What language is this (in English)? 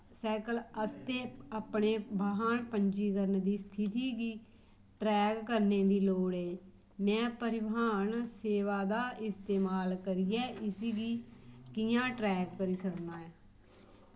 Dogri